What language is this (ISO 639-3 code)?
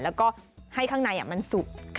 tha